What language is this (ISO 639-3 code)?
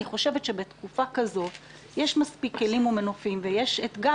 heb